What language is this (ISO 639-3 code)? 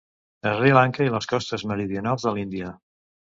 cat